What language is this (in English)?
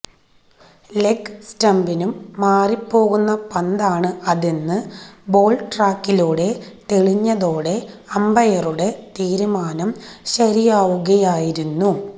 Malayalam